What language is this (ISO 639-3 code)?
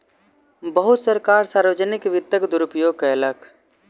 mai